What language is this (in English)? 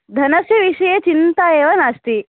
Sanskrit